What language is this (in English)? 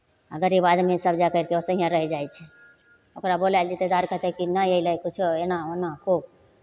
Maithili